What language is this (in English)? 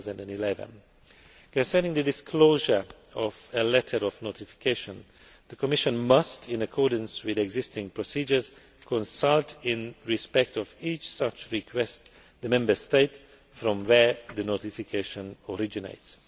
English